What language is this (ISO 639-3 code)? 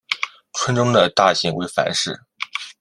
zho